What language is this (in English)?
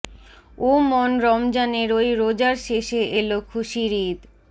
Bangla